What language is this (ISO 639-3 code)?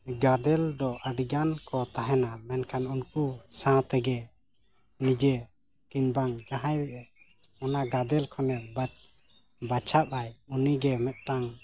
sat